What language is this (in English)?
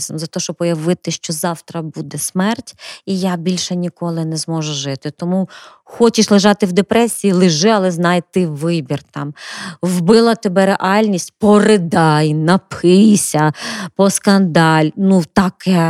Ukrainian